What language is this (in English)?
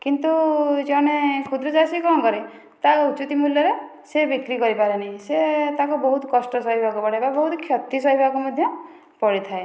Odia